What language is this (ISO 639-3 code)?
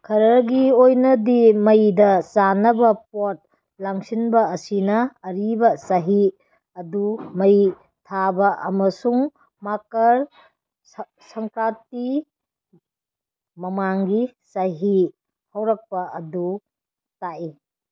mni